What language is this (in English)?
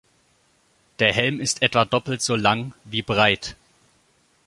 German